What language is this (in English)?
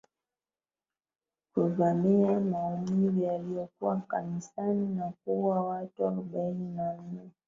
Swahili